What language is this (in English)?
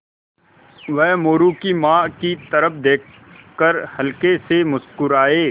Hindi